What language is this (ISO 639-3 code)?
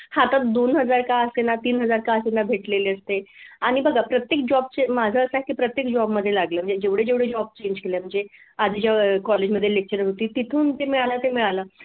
mar